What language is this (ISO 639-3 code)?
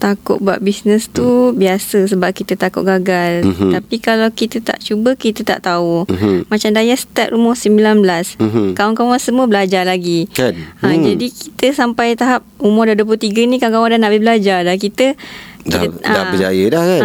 msa